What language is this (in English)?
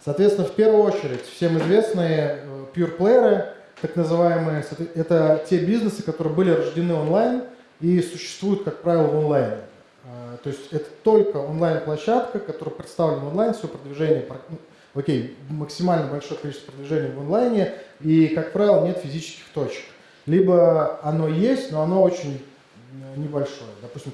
Russian